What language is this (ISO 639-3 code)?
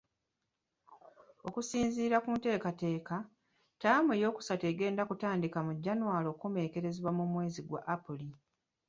lug